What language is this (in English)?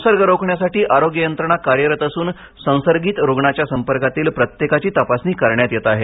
Marathi